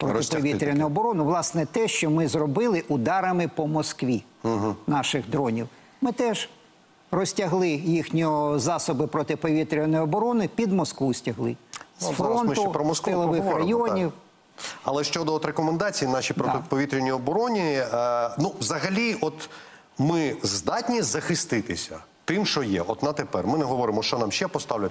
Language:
Ukrainian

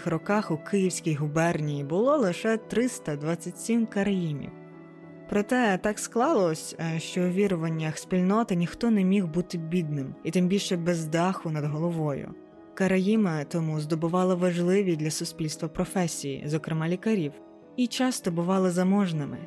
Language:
Ukrainian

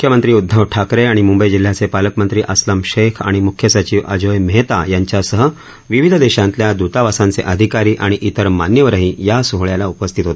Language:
Marathi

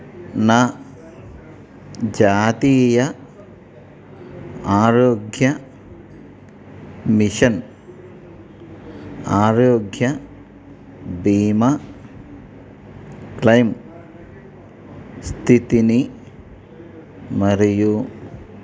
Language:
Telugu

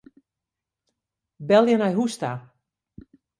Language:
Western Frisian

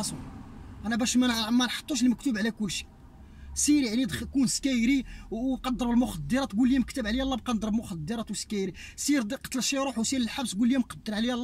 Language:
Arabic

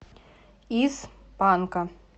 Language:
Russian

